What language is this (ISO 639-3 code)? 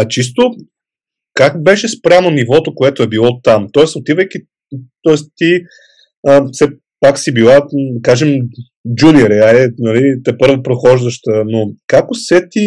bul